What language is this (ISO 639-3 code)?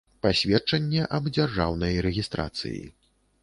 bel